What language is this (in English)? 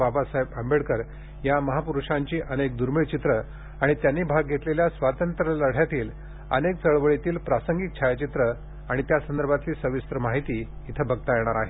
Marathi